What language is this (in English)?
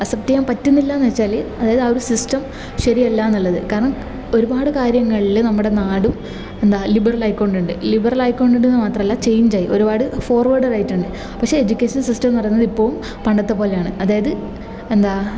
Malayalam